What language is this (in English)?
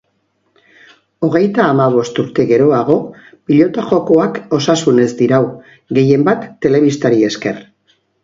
Basque